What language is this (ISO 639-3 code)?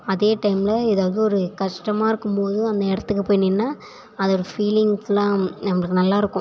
tam